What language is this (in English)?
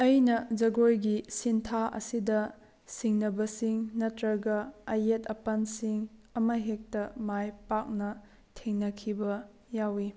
Manipuri